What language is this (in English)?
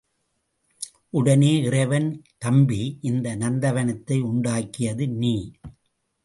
Tamil